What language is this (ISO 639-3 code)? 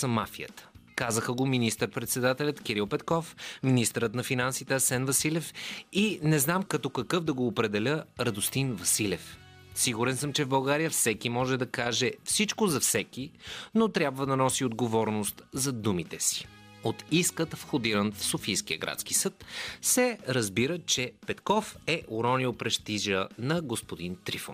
bul